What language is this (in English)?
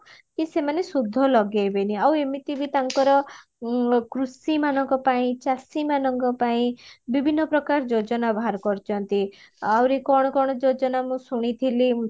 Odia